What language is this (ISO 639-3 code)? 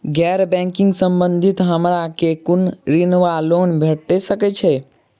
mai